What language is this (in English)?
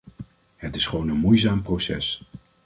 Dutch